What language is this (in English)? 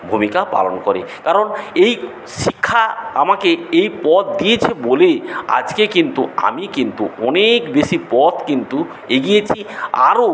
Bangla